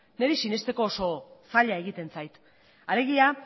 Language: Basque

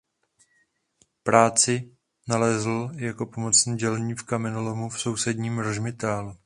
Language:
Czech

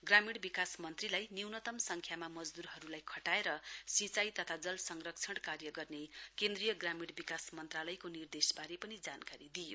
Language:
Nepali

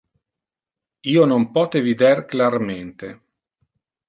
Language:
Interlingua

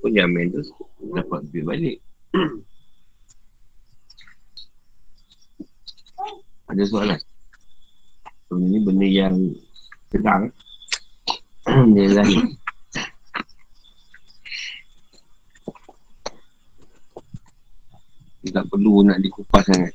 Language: Malay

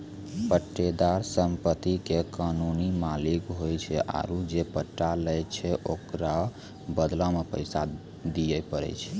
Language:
Maithili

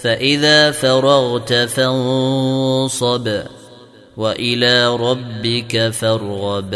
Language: Arabic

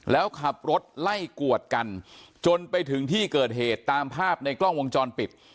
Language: Thai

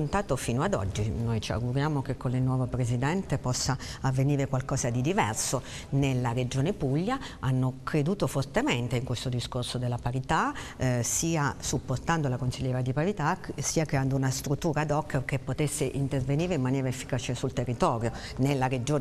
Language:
Italian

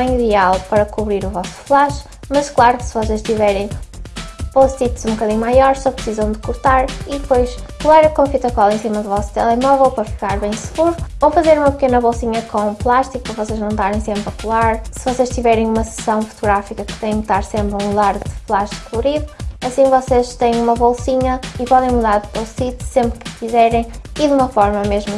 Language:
Portuguese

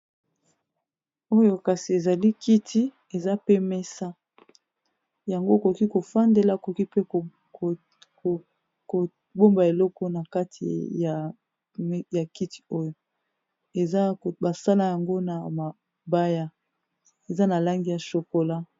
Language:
Lingala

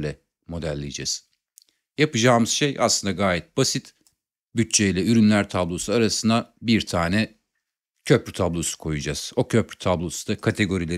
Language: Turkish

